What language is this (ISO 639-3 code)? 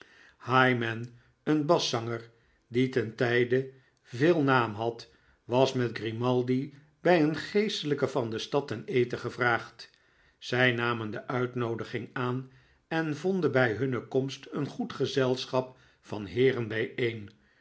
nld